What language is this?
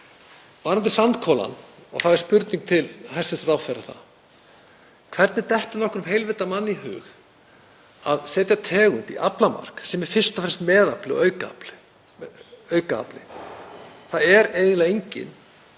Icelandic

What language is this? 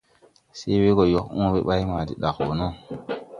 Tupuri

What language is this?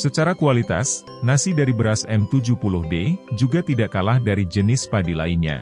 Indonesian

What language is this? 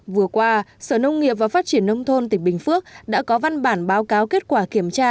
Vietnamese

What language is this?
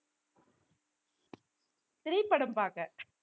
Tamil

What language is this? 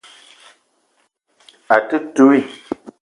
Eton (Cameroon)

